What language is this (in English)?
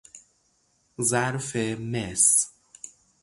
Persian